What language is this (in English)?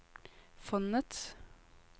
Norwegian